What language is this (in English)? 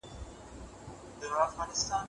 Pashto